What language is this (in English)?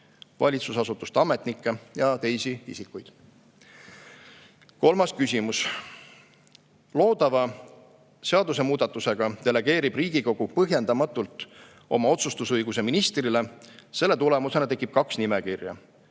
Estonian